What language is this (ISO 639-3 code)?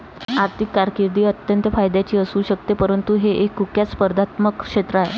mar